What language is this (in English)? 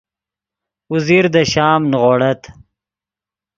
Yidgha